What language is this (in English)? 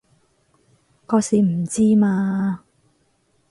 Cantonese